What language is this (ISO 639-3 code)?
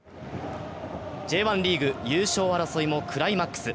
jpn